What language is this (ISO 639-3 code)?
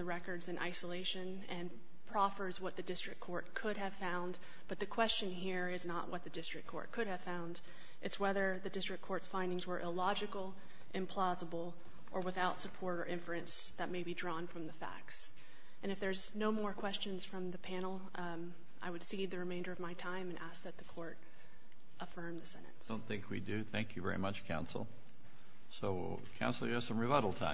eng